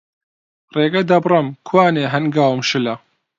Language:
Central Kurdish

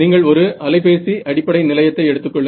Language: Tamil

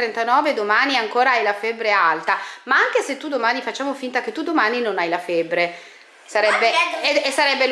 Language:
Italian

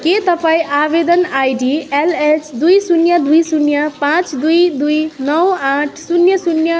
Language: Nepali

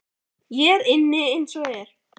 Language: Icelandic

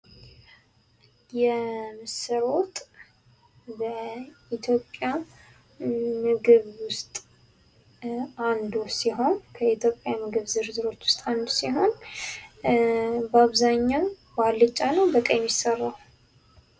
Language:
Amharic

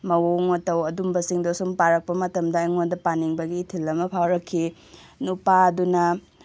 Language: Manipuri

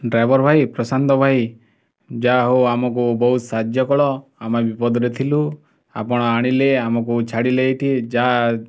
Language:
Odia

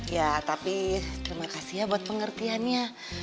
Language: Indonesian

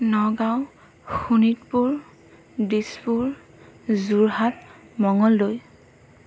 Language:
Assamese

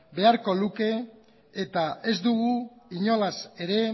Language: Basque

